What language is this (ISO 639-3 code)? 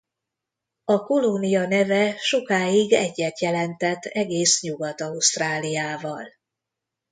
hun